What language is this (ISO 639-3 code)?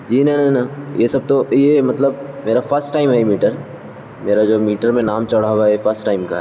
urd